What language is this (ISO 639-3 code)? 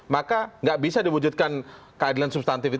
ind